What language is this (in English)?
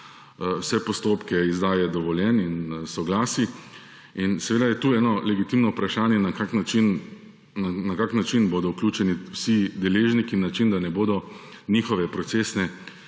Slovenian